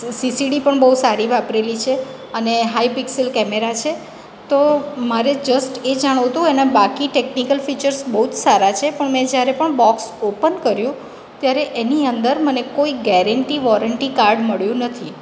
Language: Gujarati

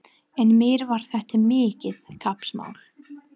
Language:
Icelandic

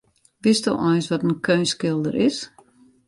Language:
Western Frisian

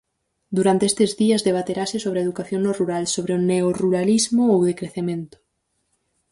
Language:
Galician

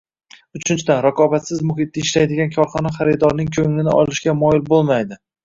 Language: Uzbek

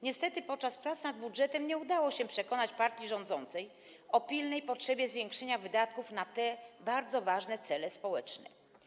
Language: Polish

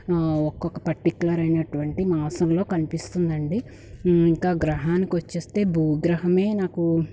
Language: Telugu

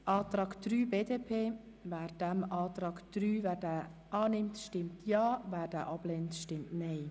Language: Swiss German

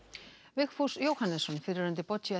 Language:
Icelandic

